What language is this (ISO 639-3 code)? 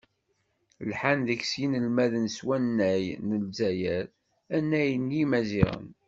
kab